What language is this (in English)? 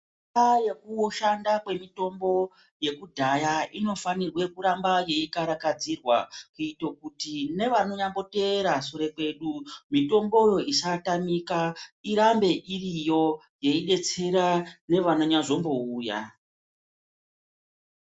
Ndau